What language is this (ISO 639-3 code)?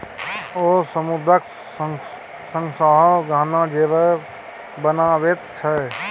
mai